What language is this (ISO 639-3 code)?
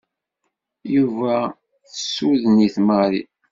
kab